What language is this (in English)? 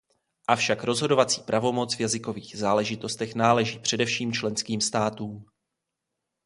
Czech